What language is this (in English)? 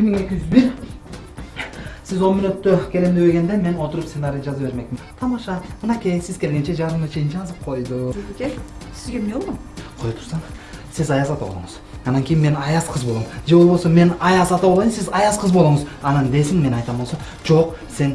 Turkish